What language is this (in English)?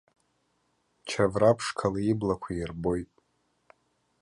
Abkhazian